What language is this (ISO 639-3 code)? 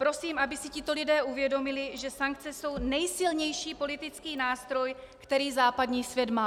ces